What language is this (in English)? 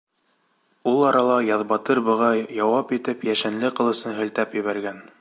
Bashkir